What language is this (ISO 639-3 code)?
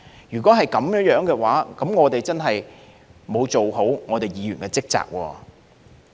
yue